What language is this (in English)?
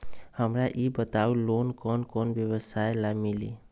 Magahi